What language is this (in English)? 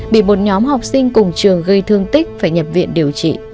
Vietnamese